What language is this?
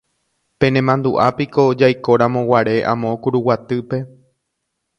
Guarani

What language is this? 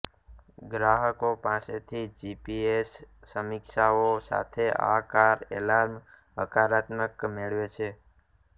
Gujarati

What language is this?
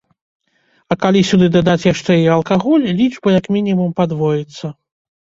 Belarusian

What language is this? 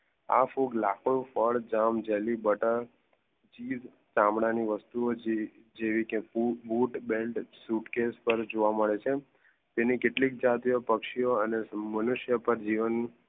Gujarati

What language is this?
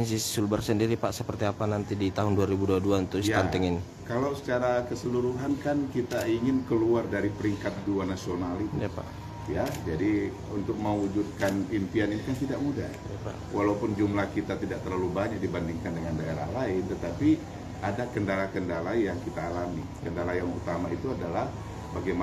Indonesian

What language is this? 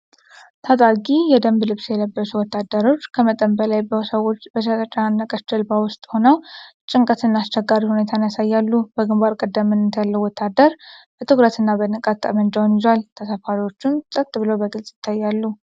Amharic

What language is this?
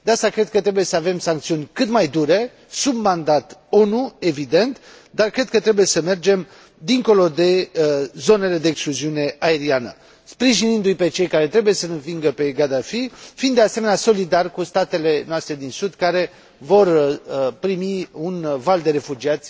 Romanian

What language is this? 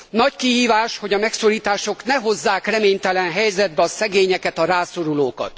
Hungarian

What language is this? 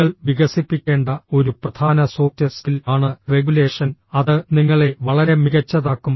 Malayalam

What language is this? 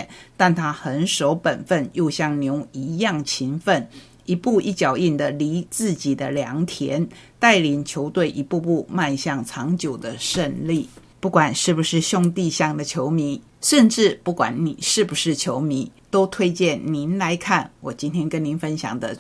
Chinese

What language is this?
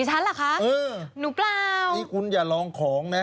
Thai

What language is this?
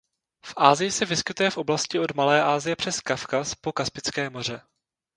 Czech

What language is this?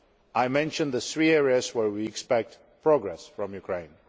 English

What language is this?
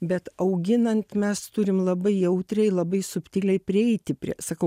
Lithuanian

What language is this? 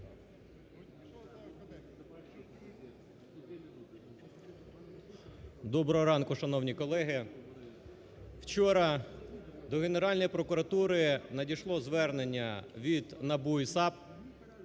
Ukrainian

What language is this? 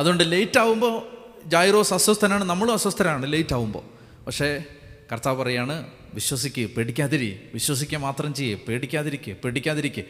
Malayalam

